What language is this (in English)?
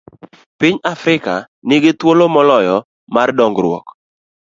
Luo (Kenya and Tanzania)